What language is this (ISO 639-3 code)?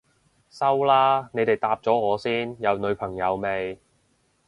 yue